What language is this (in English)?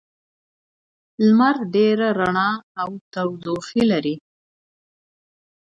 Pashto